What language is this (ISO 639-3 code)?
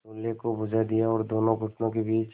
hin